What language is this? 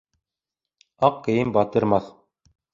Bashkir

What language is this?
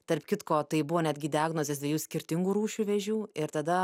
Lithuanian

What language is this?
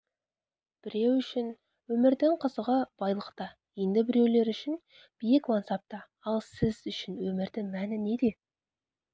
Kazakh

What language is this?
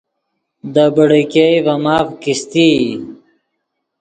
Yidgha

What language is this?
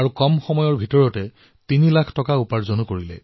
Assamese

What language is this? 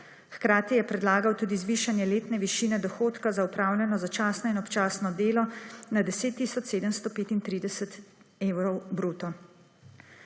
Slovenian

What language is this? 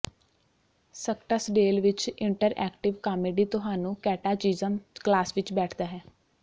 Punjabi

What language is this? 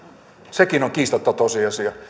Finnish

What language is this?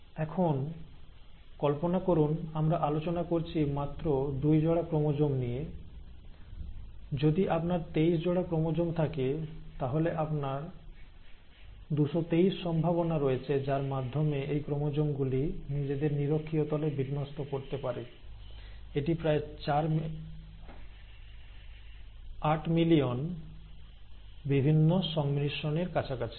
Bangla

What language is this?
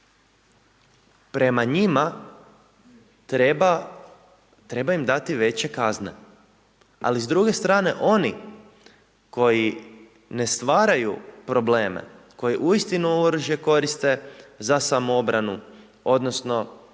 Croatian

